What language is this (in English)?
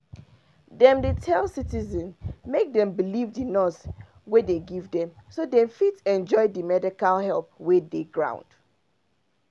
Nigerian Pidgin